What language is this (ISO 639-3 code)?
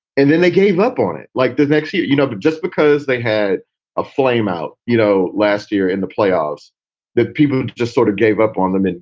eng